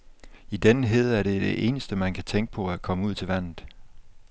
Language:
Danish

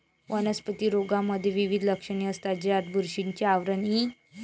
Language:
Marathi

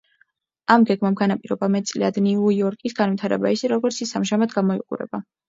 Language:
Georgian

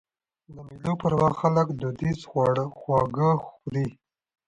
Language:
Pashto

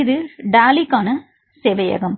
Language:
Tamil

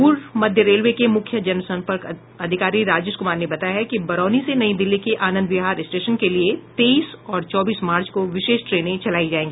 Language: Hindi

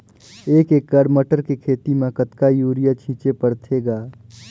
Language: Chhattisgarhi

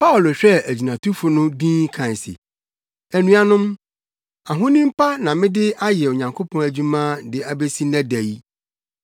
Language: Akan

